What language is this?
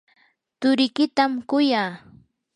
Yanahuanca Pasco Quechua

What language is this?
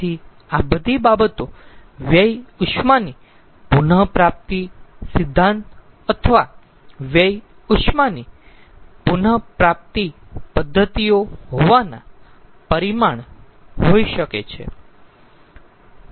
Gujarati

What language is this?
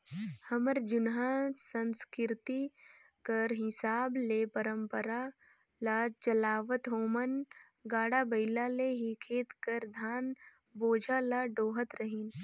Chhattisgarhi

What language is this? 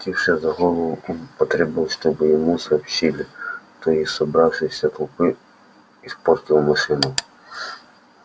Russian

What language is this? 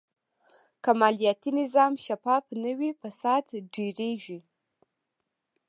Pashto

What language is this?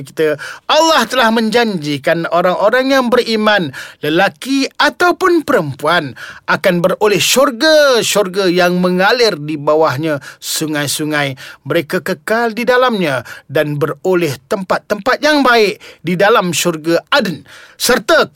Malay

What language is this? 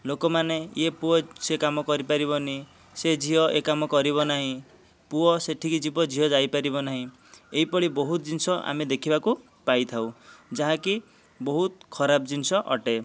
Odia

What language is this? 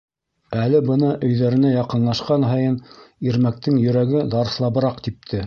Bashkir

